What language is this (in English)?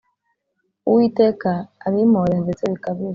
Kinyarwanda